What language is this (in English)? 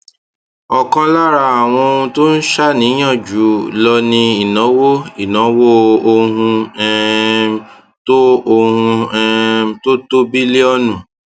Yoruba